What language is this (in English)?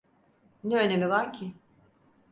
Turkish